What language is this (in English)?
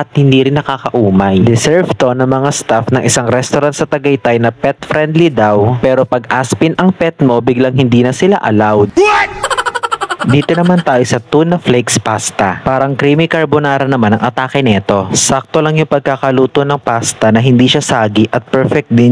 Filipino